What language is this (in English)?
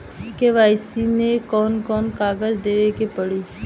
Bhojpuri